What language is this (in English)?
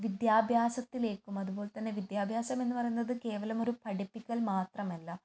Malayalam